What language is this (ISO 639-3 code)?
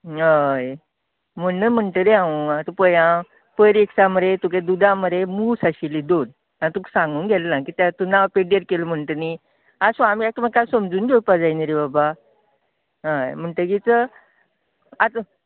kok